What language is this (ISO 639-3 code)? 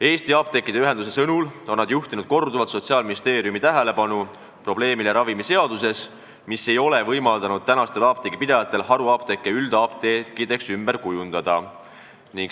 est